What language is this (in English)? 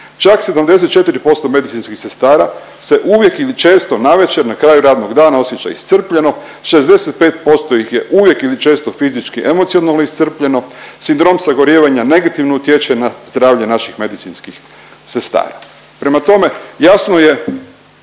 Croatian